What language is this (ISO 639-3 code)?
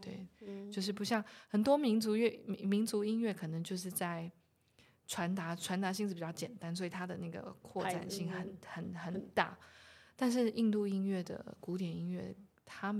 zho